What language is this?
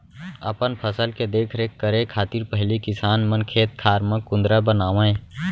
Chhattisgarhi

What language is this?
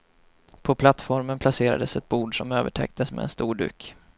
Swedish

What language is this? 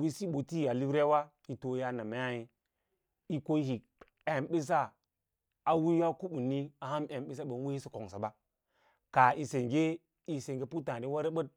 Lala-Roba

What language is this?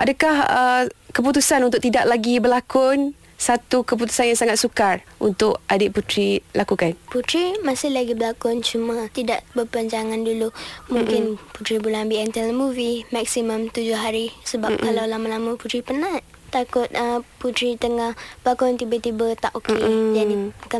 Malay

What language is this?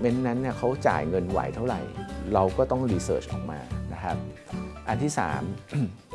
Thai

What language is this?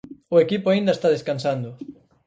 Galician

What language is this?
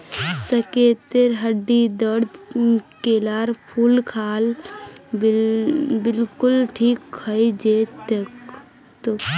Magahi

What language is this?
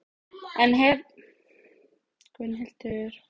Icelandic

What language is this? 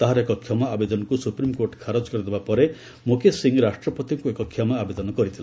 Odia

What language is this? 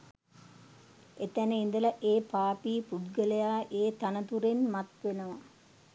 Sinhala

